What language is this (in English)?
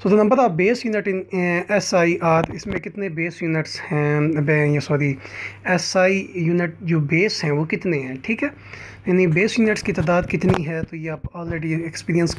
Dutch